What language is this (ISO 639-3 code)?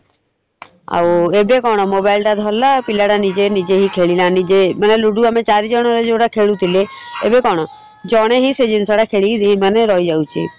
ori